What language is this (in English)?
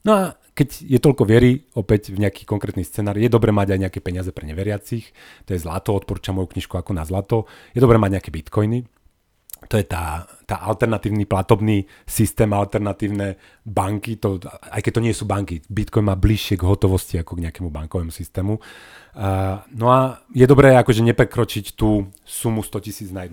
Slovak